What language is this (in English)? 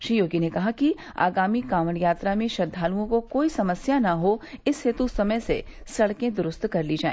Hindi